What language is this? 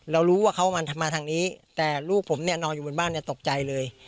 Thai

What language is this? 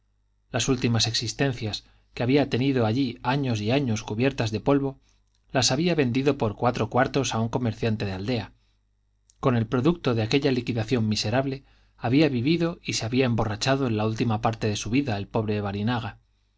Spanish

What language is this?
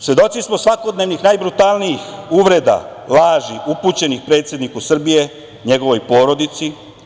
Serbian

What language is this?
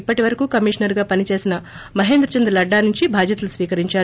Telugu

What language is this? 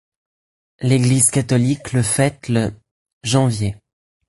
French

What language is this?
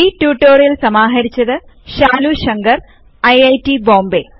Malayalam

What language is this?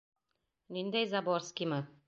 Bashkir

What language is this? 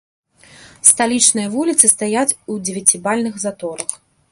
Belarusian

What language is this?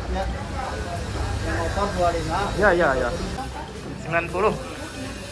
Indonesian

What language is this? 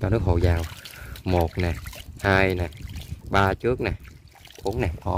Vietnamese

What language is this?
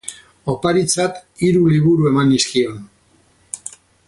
Basque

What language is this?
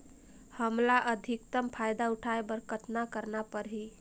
Chhattisgarhi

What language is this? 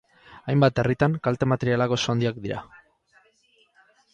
Basque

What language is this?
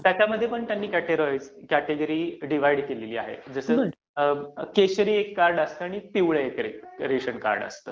Marathi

